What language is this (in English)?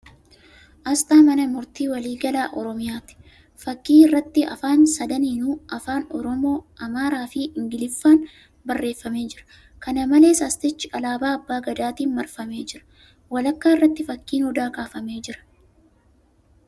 Oromo